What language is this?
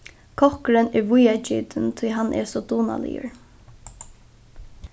Faroese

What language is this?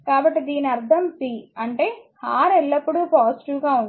Telugu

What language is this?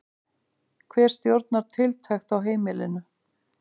Icelandic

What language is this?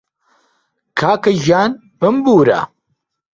Central Kurdish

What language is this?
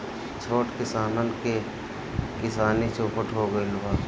Bhojpuri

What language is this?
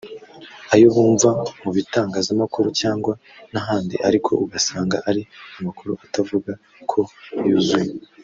Kinyarwanda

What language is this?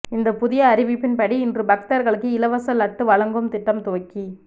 Tamil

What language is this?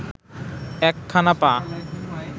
Bangla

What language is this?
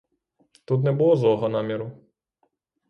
Ukrainian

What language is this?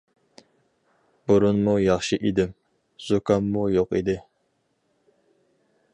Uyghur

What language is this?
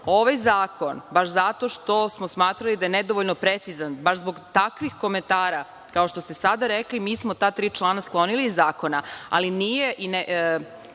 Serbian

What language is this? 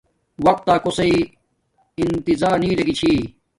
Domaaki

